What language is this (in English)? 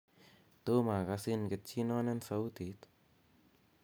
Kalenjin